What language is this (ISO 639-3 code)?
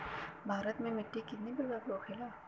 bho